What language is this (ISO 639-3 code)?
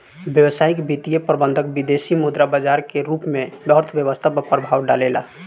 bho